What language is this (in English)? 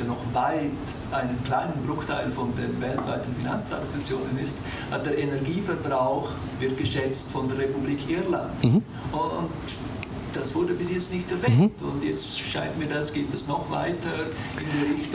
German